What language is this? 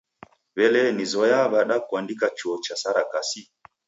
Taita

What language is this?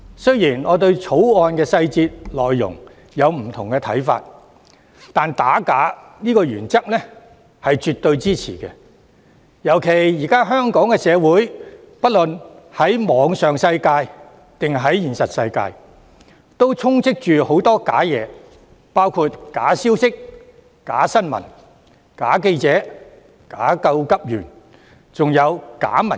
Cantonese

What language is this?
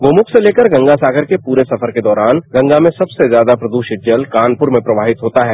Hindi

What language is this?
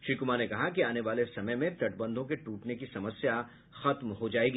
Hindi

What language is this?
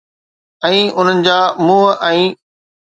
Sindhi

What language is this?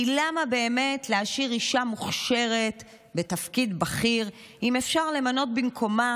Hebrew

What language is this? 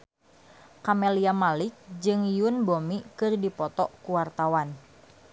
Sundanese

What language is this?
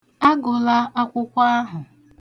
Igbo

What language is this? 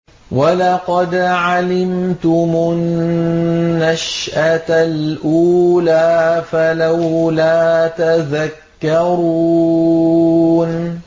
Arabic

